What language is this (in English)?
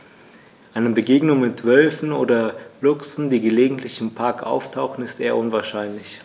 German